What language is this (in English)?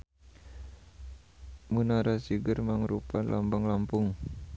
Sundanese